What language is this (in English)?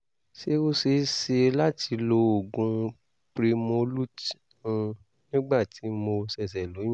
Yoruba